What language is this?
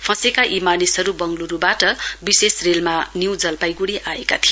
Nepali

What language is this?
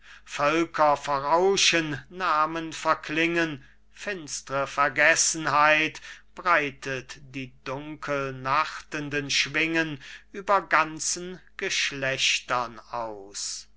German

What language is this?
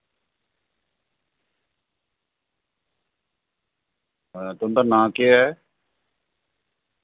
Dogri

